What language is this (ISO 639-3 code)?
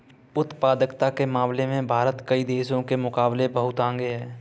hin